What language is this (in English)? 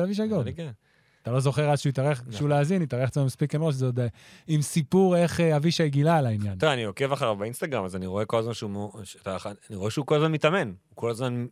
Hebrew